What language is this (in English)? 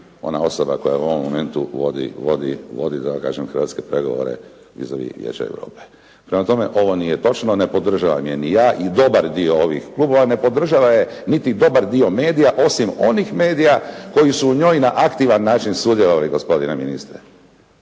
Croatian